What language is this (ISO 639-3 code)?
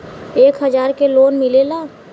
bho